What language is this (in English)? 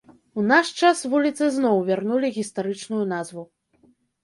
Belarusian